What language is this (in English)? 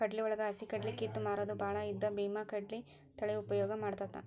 Kannada